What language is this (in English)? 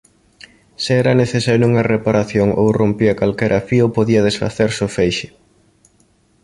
Galician